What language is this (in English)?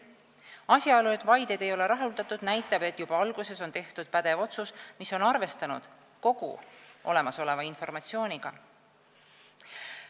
Estonian